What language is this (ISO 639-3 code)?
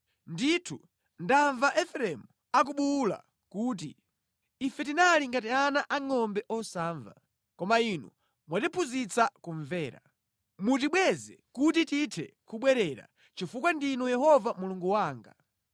nya